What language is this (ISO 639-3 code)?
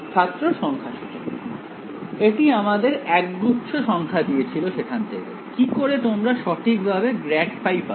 ben